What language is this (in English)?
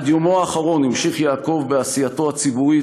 Hebrew